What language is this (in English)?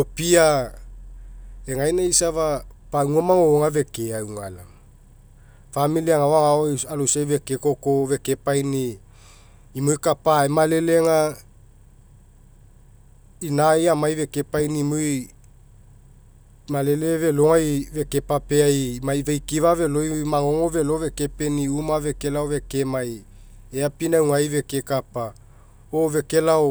Mekeo